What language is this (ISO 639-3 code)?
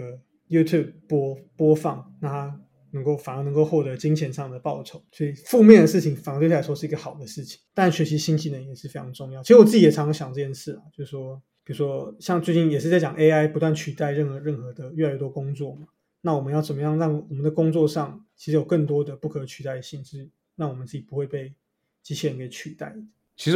zho